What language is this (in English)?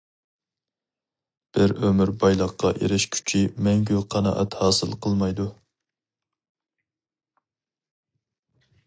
Uyghur